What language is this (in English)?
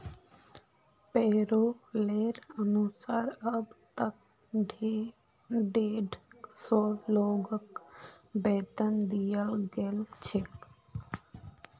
Magahi